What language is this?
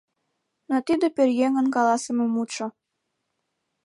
Mari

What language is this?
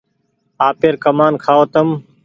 Goaria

